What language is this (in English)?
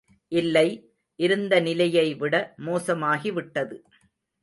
Tamil